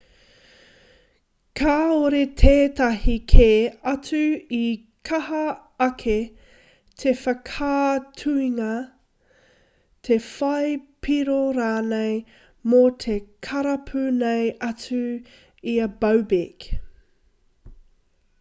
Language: Māori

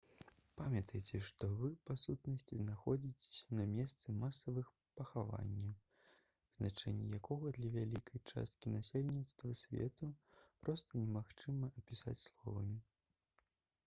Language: Belarusian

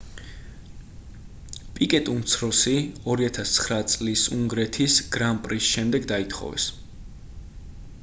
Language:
Georgian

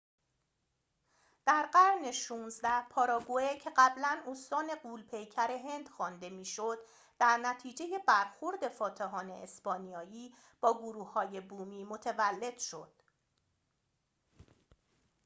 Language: Persian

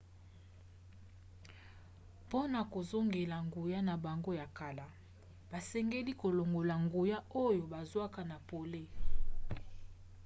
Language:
Lingala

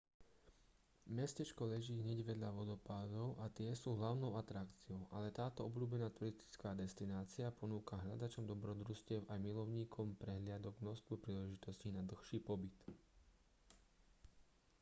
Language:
Slovak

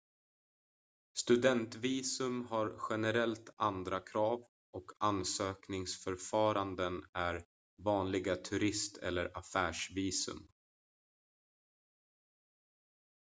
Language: Swedish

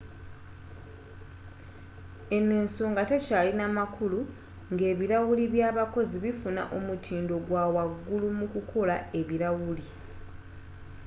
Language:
Ganda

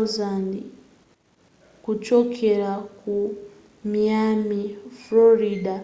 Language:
Nyanja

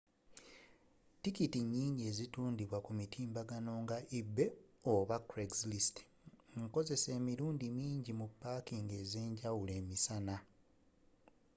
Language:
Ganda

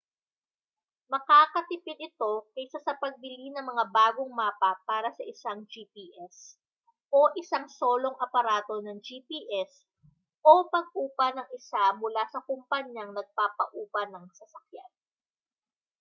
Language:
Filipino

